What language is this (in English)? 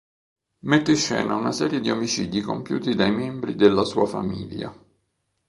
Italian